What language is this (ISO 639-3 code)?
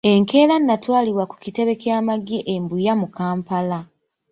lug